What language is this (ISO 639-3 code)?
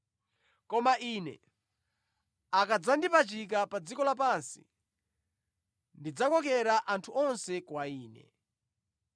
nya